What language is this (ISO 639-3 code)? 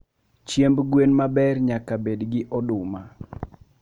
luo